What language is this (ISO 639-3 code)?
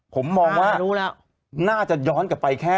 tha